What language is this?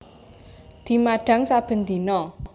Javanese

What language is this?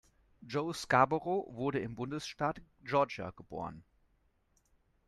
German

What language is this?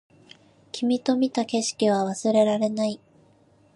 Japanese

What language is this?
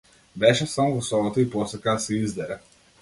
Macedonian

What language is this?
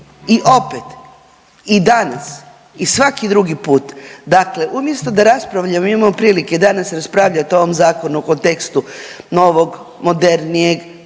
Croatian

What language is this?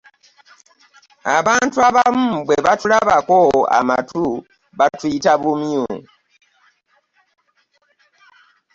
Ganda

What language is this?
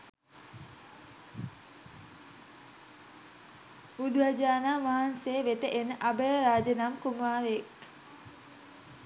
Sinhala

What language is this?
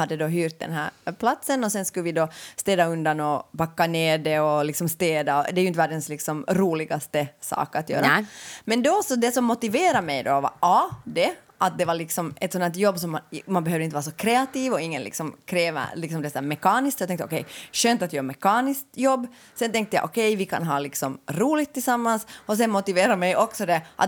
Swedish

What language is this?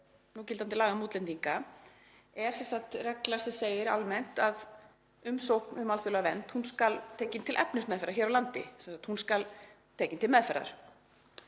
Icelandic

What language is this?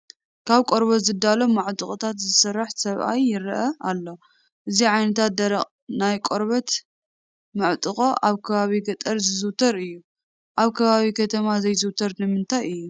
Tigrinya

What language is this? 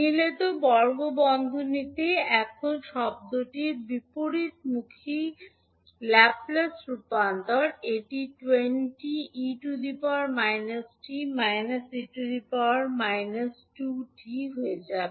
Bangla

